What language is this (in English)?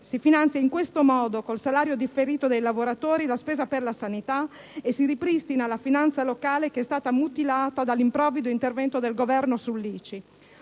Italian